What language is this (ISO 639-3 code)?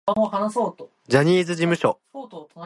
jpn